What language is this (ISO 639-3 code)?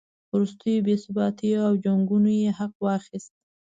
pus